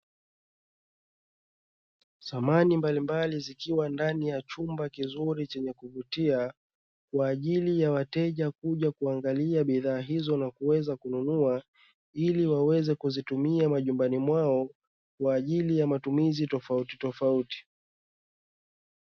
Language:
Swahili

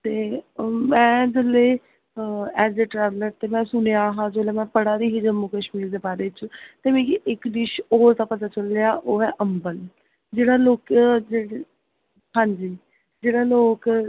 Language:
Dogri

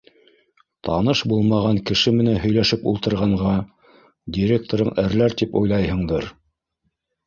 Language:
Bashkir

